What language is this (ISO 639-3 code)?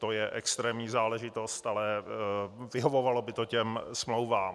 ces